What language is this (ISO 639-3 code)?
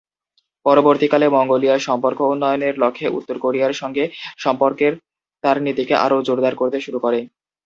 ben